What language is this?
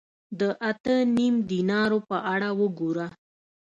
Pashto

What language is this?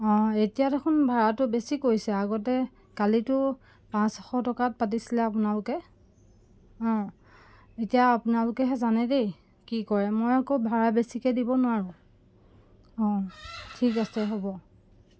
Assamese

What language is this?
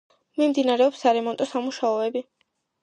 Georgian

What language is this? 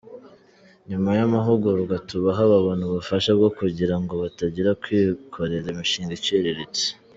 Kinyarwanda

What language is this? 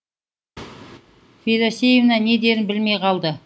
Kazakh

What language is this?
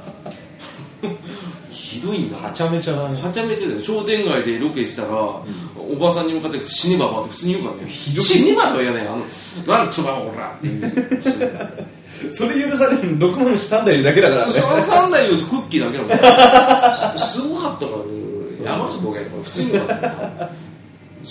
Japanese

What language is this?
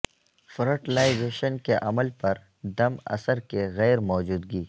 Urdu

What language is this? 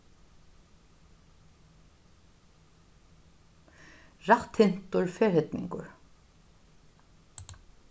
Faroese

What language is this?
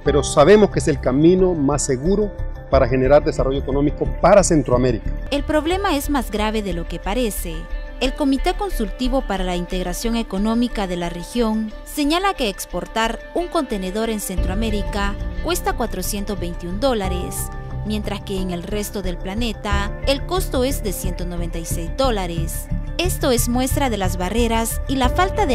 Spanish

